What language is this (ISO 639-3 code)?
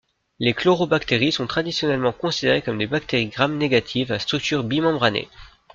fra